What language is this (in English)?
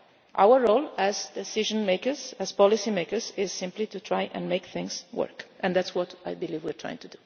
English